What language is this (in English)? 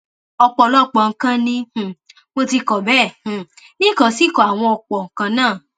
Yoruba